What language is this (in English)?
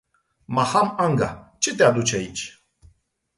Romanian